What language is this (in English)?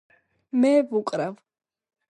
Georgian